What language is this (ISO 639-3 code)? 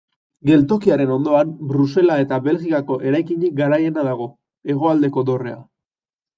eus